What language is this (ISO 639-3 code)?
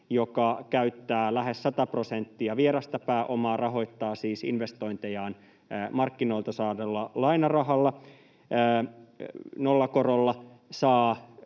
fin